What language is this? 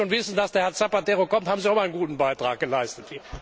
German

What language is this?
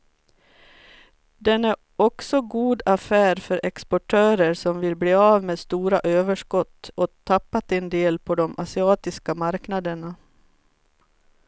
Swedish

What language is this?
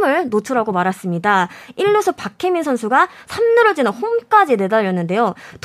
Korean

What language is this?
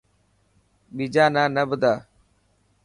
Dhatki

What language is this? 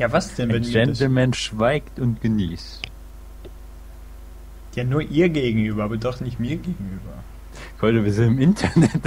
German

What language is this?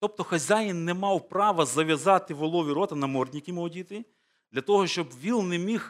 Ukrainian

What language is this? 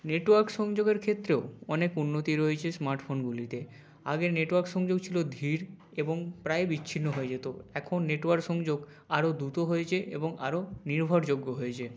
Bangla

